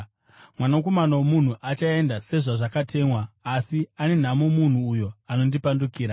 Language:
Shona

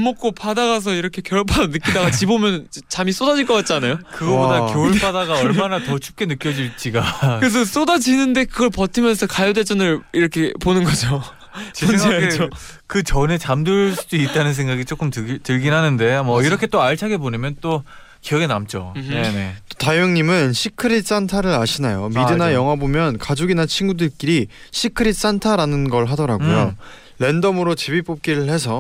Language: Korean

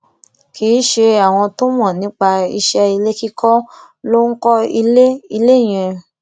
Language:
Yoruba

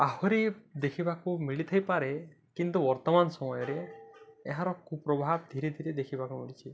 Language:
Odia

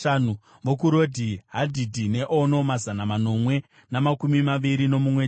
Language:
Shona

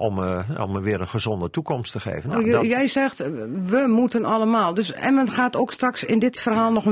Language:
Dutch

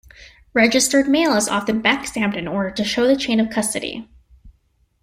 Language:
English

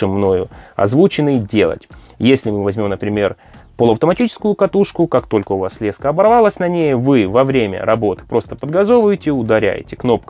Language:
Russian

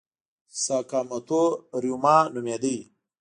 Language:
Pashto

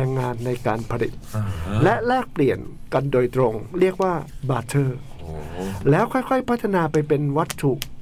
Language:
Thai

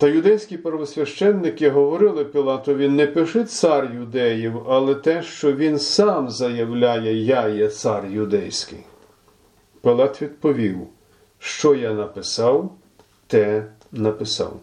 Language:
Ukrainian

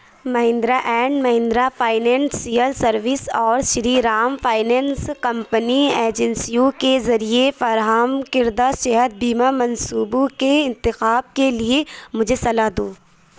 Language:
Urdu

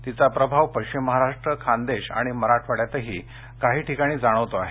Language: Marathi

